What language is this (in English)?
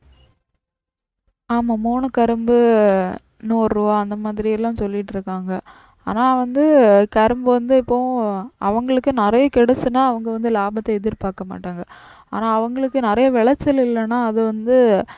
Tamil